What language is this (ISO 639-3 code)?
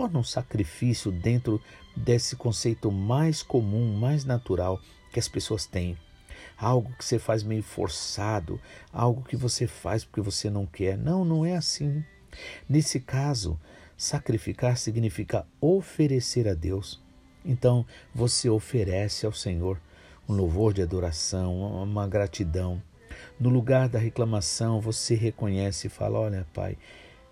por